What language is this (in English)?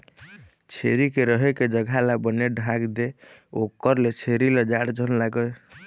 Chhattisgarhi